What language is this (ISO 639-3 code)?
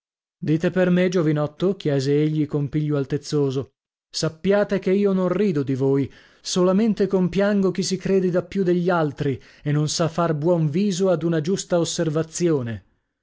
ita